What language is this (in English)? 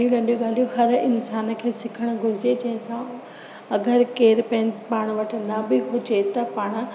Sindhi